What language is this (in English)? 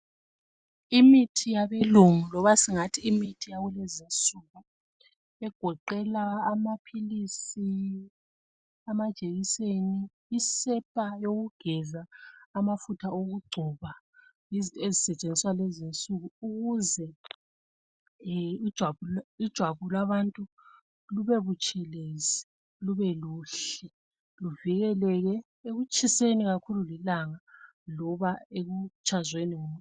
North Ndebele